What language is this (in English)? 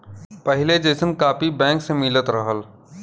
Bhojpuri